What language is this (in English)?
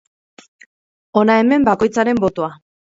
Basque